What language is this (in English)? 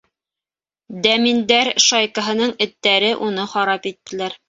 Bashkir